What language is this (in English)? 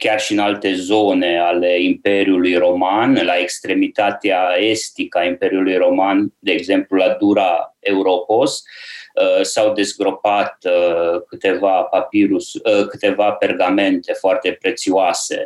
Romanian